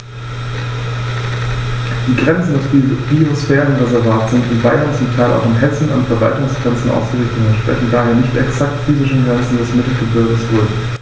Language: German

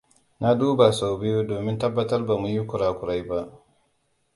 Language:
Hausa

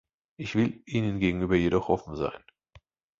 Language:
German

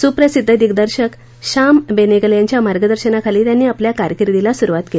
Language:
Marathi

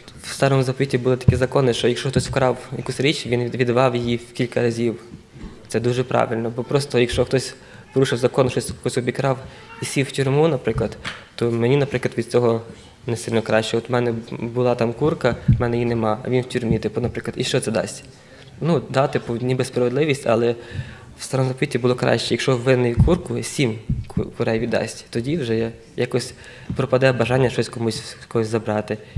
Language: Ukrainian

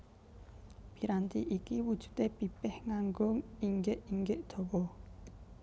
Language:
Javanese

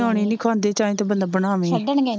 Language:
Punjabi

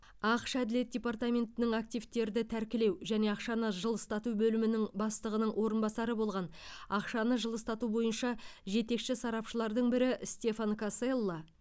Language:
Kazakh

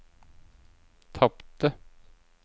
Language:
Norwegian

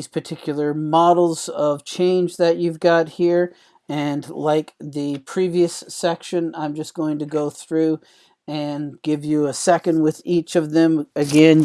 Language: English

